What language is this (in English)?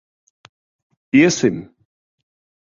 Latvian